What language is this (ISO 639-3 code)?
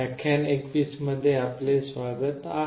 mar